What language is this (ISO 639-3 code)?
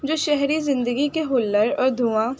urd